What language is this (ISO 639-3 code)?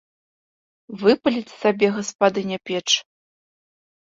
bel